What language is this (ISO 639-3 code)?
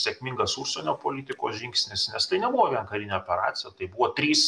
lit